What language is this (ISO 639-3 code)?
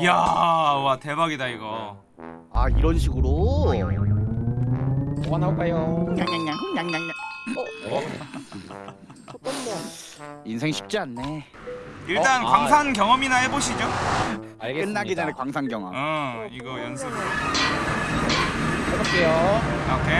kor